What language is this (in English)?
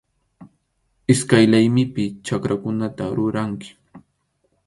Arequipa-La Unión Quechua